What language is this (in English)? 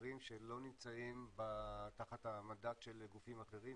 Hebrew